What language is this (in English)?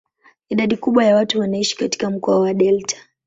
Swahili